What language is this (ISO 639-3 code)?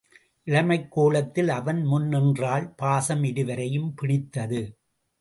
tam